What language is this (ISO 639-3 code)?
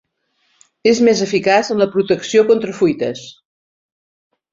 cat